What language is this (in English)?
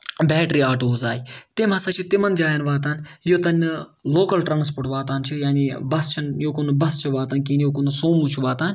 Kashmiri